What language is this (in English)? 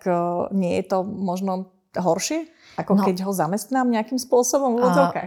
Slovak